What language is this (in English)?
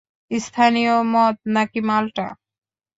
Bangla